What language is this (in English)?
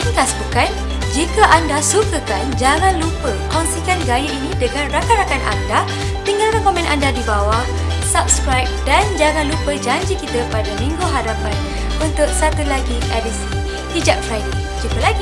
Malay